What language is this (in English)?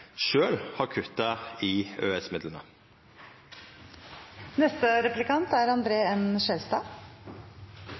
Norwegian